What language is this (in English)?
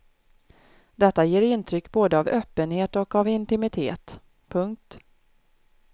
Swedish